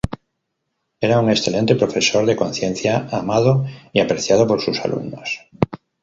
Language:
Spanish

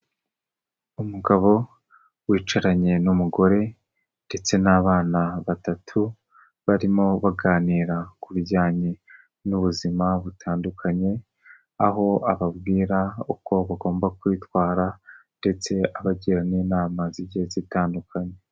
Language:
Kinyarwanda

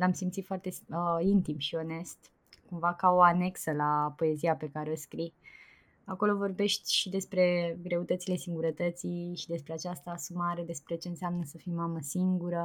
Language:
Romanian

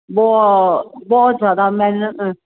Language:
Punjabi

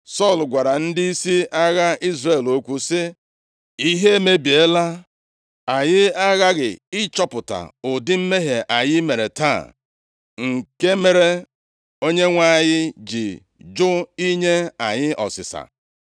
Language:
Igbo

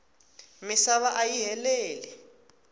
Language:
Tsonga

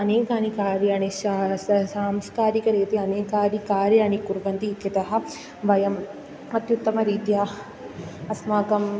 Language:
Sanskrit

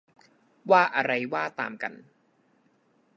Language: Thai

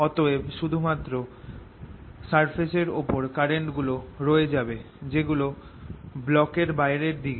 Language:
Bangla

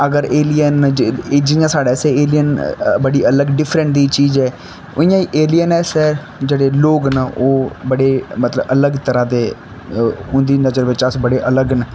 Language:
Dogri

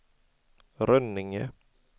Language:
Swedish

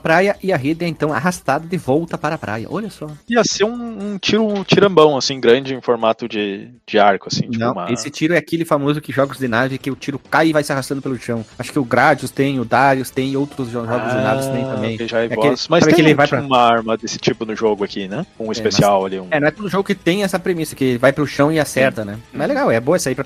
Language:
Portuguese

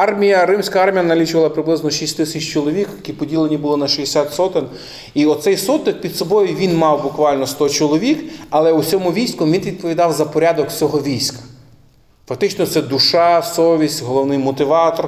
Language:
Ukrainian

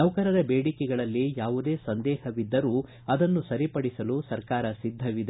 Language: Kannada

